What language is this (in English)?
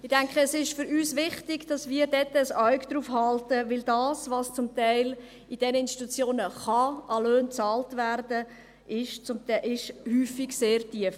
Swiss German